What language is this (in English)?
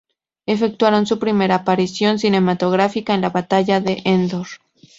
Spanish